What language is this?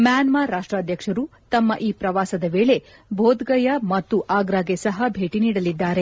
Kannada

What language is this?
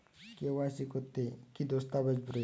Bangla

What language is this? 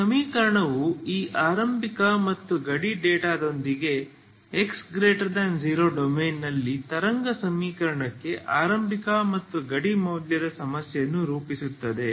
Kannada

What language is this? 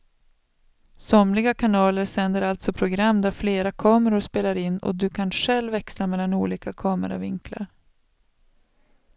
Swedish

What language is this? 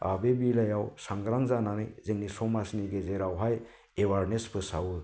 Bodo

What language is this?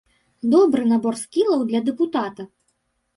Belarusian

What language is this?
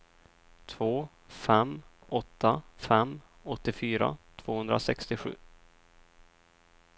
Swedish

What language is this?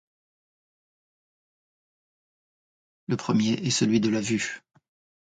French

